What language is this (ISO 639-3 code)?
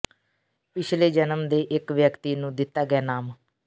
pan